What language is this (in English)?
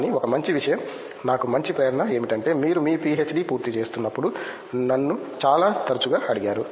Telugu